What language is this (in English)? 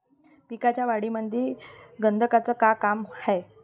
Marathi